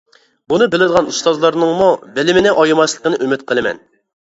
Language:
Uyghur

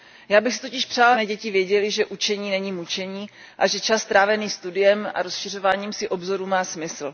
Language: Czech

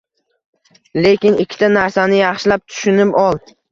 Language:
Uzbek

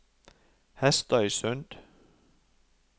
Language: Norwegian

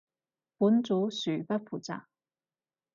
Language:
Cantonese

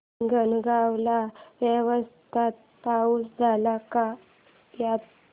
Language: Marathi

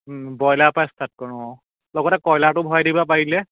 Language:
Assamese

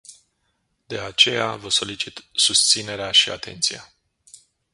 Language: Romanian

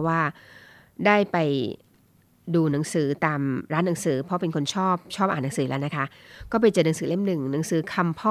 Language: Thai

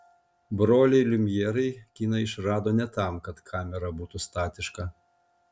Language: Lithuanian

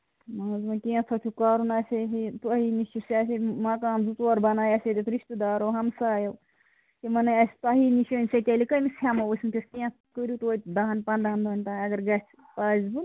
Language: Kashmiri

